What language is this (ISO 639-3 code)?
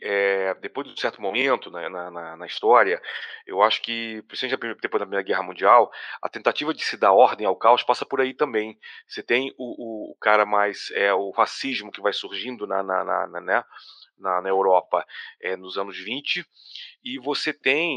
por